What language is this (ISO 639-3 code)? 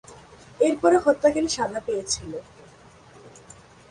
ben